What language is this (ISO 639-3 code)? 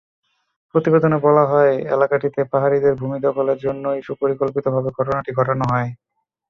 ben